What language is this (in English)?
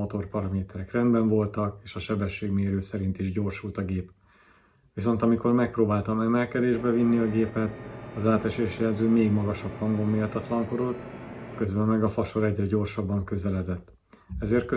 Hungarian